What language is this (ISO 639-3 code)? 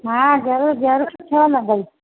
snd